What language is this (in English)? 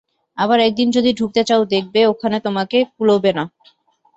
Bangla